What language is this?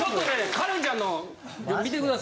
Japanese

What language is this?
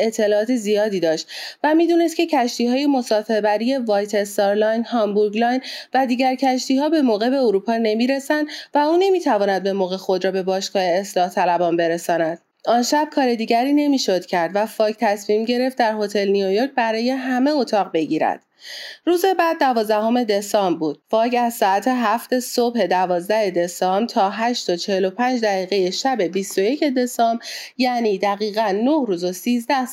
Persian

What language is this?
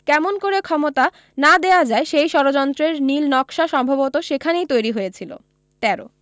Bangla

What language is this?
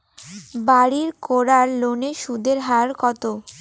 Bangla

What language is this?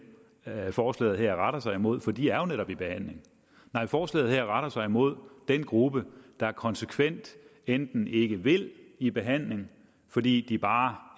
Danish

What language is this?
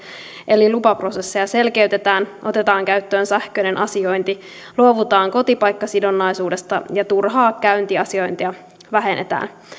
Finnish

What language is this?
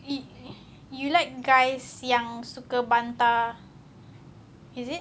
English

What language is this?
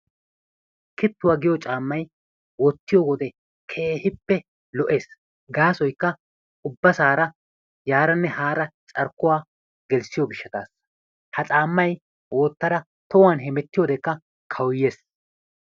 Wolaytta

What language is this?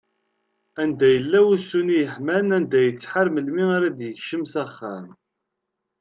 Kabyle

